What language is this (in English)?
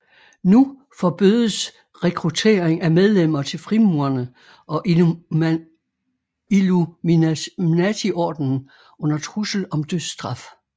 Danish